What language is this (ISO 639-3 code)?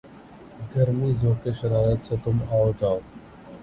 urd